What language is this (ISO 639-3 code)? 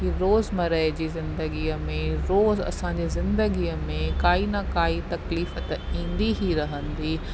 snd